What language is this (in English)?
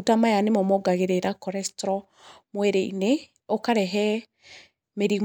Kikuyu